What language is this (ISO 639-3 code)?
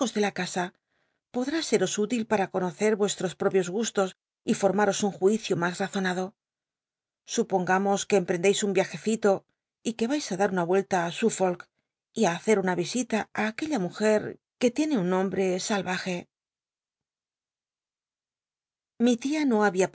spa